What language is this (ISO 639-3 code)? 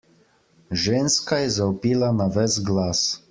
slv